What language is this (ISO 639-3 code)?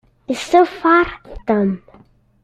kab